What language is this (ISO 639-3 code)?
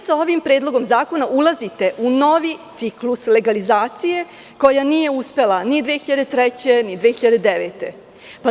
srp